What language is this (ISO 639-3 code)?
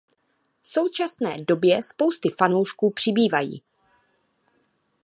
ces